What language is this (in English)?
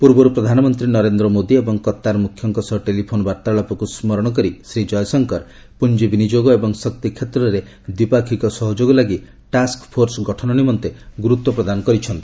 Odia